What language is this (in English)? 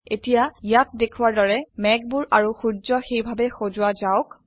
Assamese